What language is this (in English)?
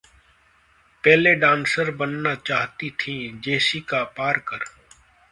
Hindi